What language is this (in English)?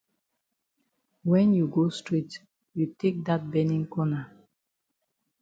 Cameroon Pidgin